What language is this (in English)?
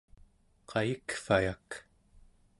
Central Yupik